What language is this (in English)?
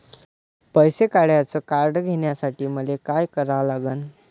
Marathi